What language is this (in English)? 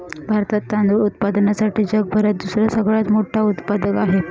Marathi